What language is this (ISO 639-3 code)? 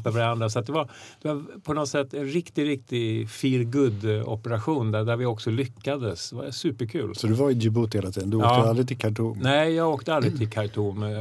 swe